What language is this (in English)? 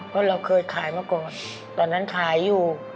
Thai